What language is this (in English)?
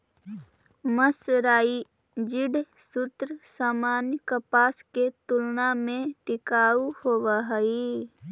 Magahi